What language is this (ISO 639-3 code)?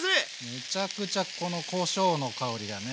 jpn